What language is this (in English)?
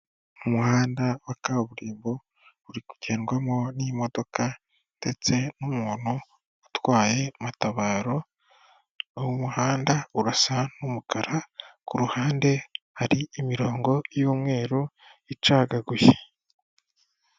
Kinyarwanda